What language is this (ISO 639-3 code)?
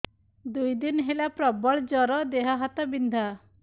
ori